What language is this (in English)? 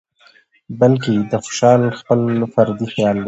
Pashto